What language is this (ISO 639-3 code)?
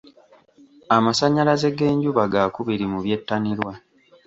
lug